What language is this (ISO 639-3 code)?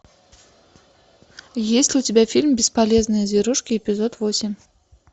rus